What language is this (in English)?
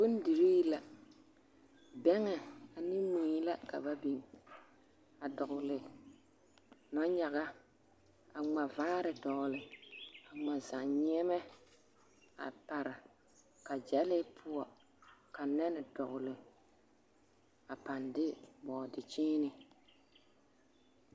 Southern Dagaare